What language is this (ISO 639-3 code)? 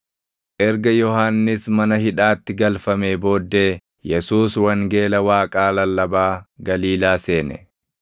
orm